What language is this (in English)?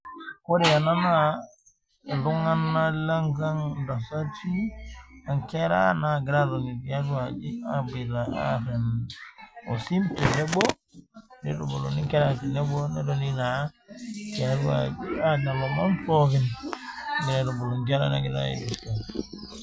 Masai